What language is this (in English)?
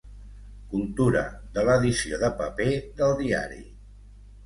Catalan